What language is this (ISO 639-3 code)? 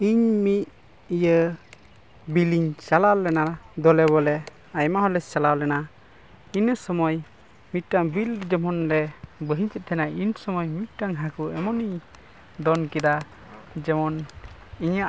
sat